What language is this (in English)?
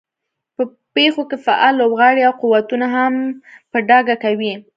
Pashto